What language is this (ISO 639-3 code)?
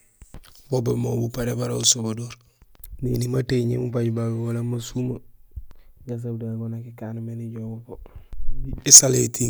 gsl